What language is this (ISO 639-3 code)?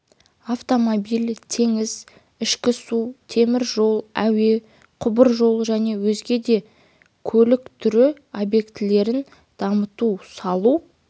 kaz